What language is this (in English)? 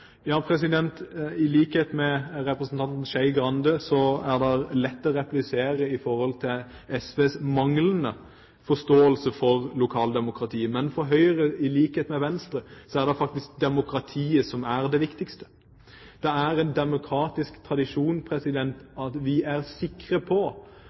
Norwegian Bokmål